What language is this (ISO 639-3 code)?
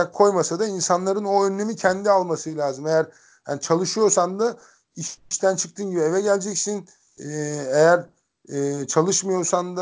tur